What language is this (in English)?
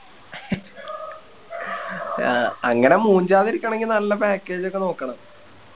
Malayalam